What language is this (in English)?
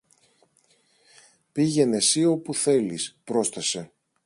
Greek